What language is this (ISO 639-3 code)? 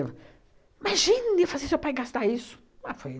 por